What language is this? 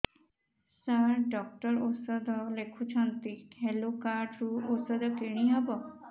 Odia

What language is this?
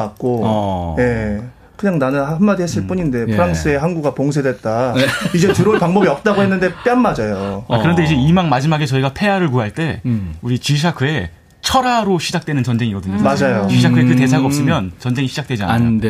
Korean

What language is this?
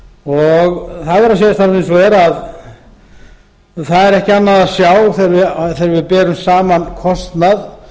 Icelandic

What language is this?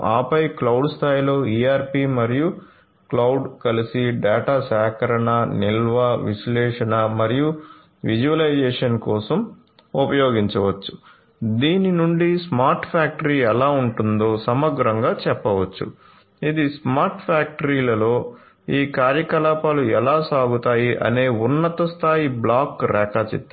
Telugu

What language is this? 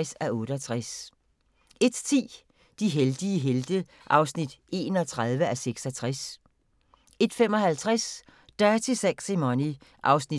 Danish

